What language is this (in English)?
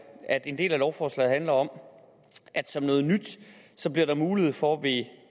Danish